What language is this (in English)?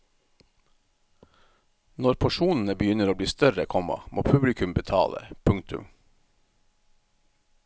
Norwegian